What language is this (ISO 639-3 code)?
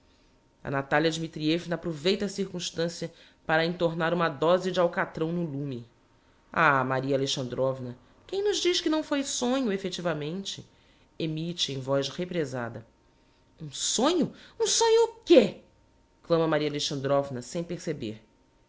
por